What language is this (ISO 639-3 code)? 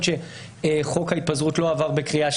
heb